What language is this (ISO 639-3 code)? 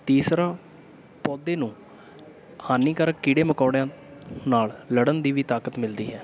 pan